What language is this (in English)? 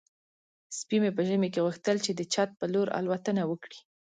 Pashto